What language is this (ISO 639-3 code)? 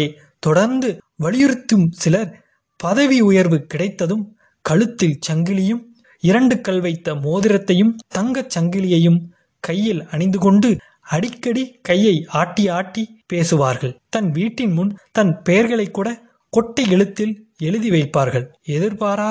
tam